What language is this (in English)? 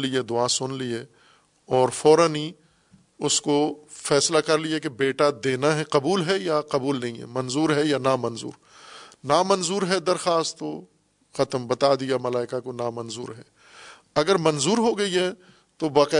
Urdu